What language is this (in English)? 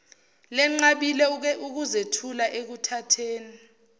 Zulu